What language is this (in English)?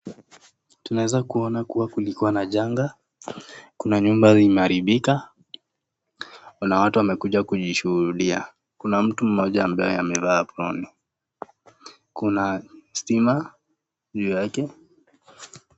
Swahili